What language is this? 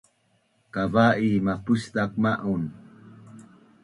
Bunun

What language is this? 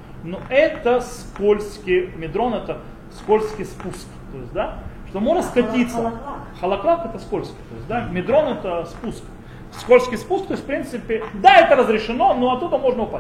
Russian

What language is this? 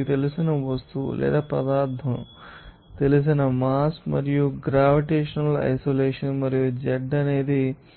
Telugu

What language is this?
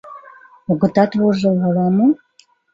Mari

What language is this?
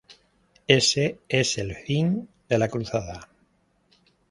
Spanish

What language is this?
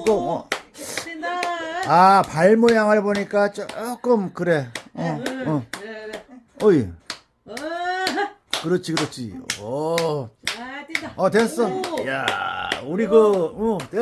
Korean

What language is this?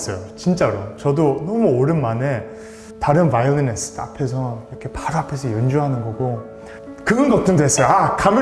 Korean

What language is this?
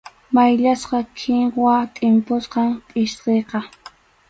Arequipa-La Unión Quechua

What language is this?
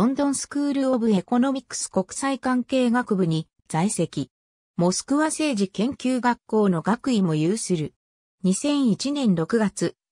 Japanese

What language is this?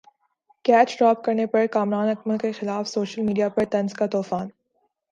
Urdu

